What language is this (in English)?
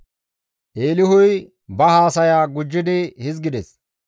Gamo